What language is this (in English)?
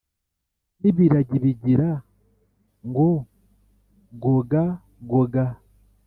Kinyarwanda